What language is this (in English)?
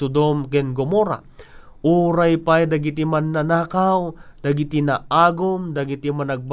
Filipino